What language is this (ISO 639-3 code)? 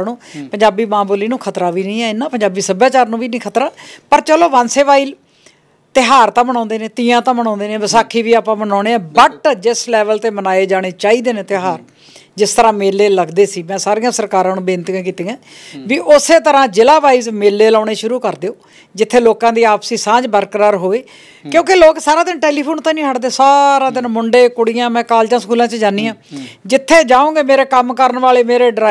pan